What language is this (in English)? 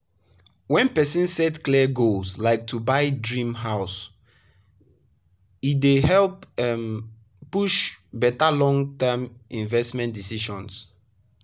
Nigerian Pidgin